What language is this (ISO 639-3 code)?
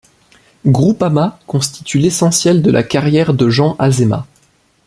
fra